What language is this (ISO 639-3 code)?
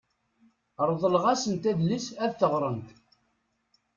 kab